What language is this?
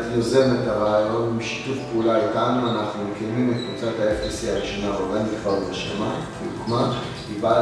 English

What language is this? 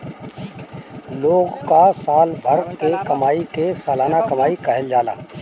Bhojpuri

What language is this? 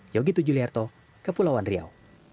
Indonesian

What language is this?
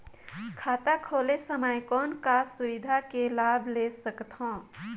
Chhattisgarhi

